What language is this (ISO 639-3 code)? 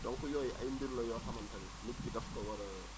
wol